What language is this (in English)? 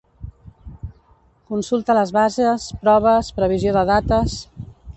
Catalan